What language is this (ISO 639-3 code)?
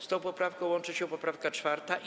pol